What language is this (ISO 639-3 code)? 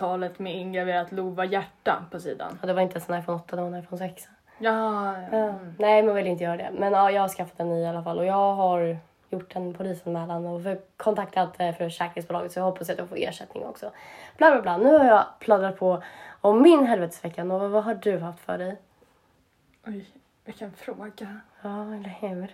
swe